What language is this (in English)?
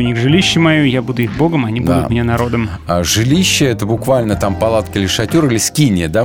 Russian